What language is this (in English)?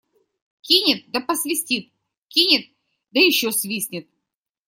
Russian